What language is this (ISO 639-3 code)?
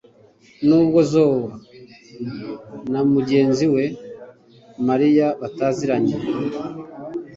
kin